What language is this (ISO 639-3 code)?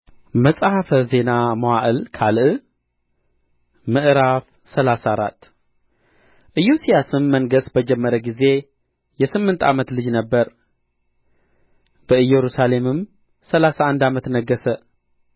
amh